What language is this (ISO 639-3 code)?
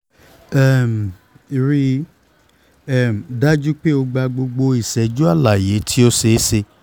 yor